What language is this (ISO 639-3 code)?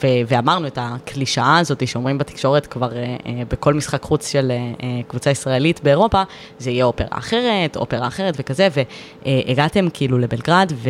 heb